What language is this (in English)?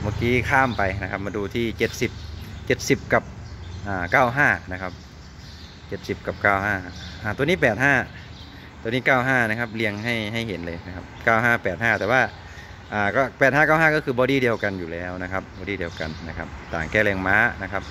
Thai